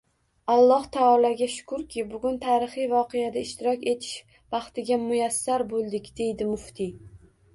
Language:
Uzbek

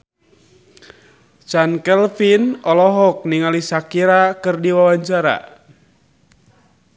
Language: Sundanese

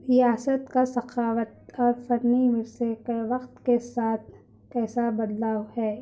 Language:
Urdu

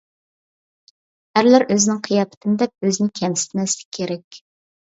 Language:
Uyghur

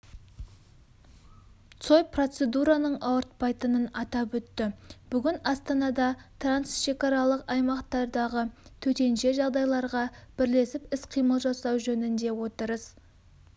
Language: Kazakh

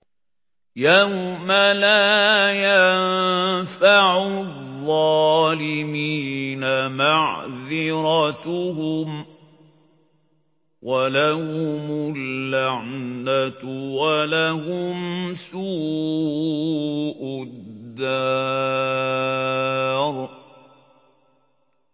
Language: Arabic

